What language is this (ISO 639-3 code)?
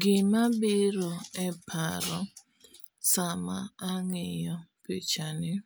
luo